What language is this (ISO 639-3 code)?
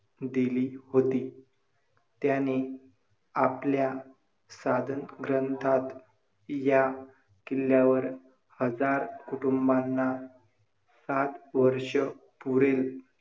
mar